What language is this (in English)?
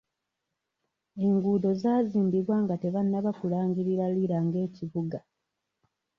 Ganda